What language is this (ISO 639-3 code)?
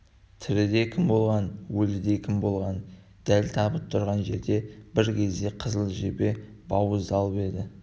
kaz